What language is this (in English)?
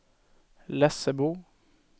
Swedish